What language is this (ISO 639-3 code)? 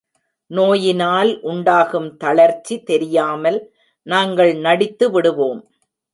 tam